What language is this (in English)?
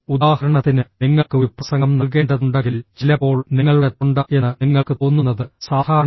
Malayalam